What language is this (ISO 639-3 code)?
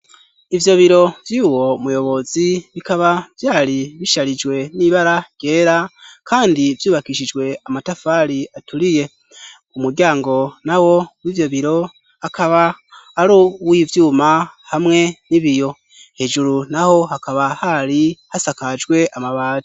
run